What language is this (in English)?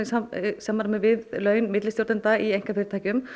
Icelandic